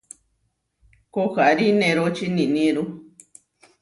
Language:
Huarijio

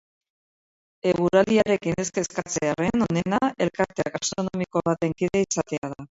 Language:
Basque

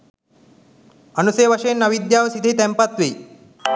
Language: Sinhala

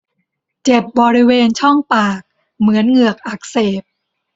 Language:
Thai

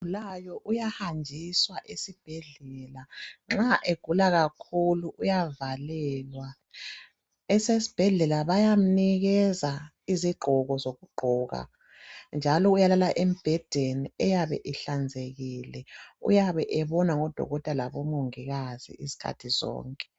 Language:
North Ndebele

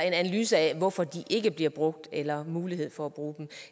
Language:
Danish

